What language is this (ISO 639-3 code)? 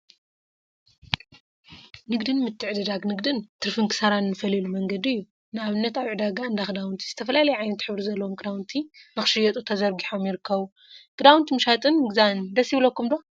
tir